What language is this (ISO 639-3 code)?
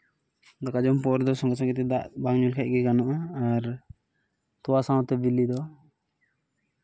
sat